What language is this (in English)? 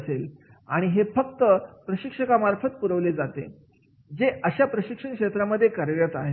Marathi